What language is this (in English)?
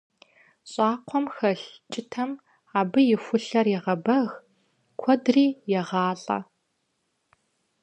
Kabardian